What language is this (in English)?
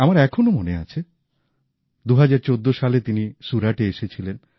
Bangla